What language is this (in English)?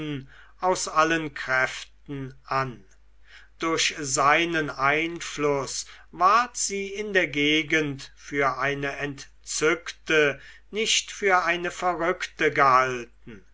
German